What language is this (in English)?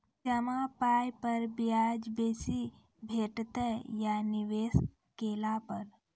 Maithili